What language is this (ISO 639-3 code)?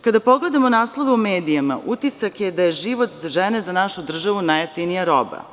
srp